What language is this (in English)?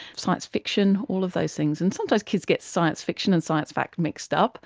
English